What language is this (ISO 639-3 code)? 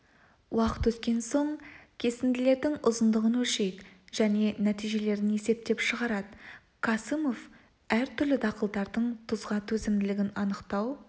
kaz